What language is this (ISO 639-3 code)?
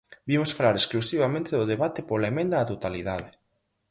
glg